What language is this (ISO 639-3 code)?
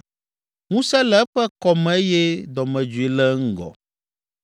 ewe